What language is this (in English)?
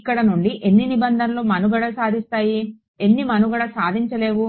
Telugu